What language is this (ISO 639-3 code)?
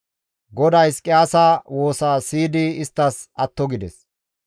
gmv